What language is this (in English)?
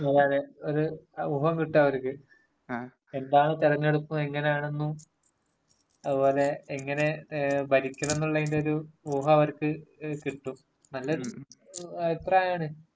Malayalam